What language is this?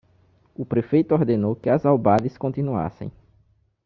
Portuguese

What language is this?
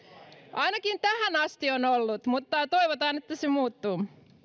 Finnish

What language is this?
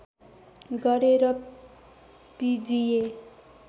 Nepali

